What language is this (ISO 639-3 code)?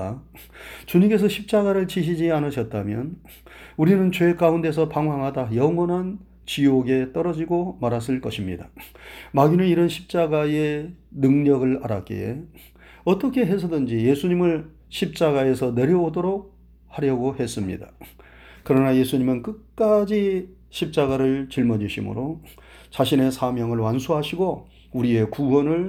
kor